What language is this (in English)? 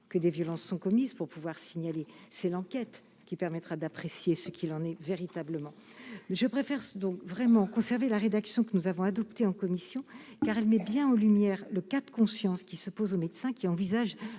French